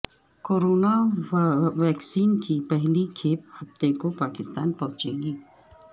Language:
Urdu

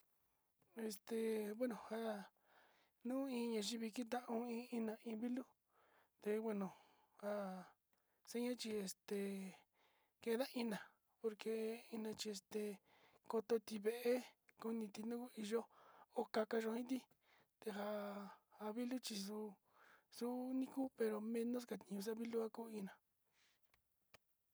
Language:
Sinicahua Mixtec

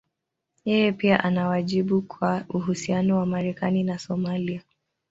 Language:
Swahili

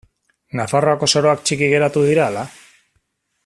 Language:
Basque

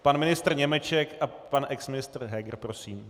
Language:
Czech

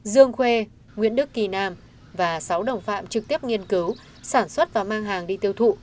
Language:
Vietnamese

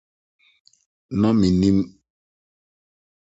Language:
Akan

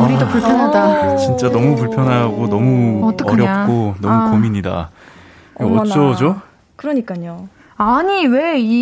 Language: Korean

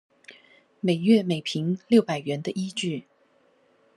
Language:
Chinese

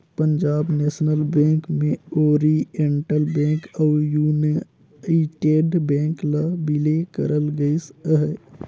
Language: Chhattisgarhi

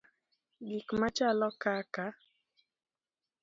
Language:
Luo (Kenya and Tanzania)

